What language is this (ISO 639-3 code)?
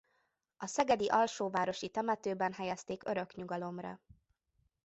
hun